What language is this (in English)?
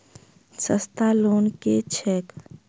Maithili